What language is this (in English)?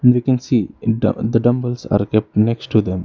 English